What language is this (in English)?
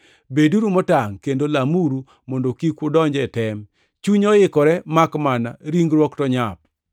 Luo (Kenya and Tanzania)